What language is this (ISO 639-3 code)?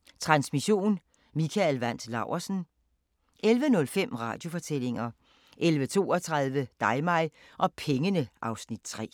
dan